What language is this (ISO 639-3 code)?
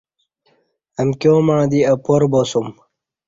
bsh